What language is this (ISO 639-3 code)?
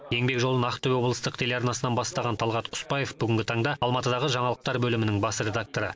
kaz